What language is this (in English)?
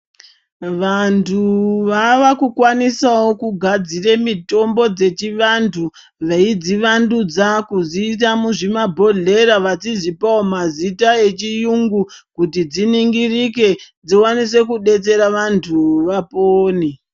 Ndau